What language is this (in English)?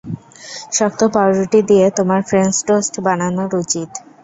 Bangla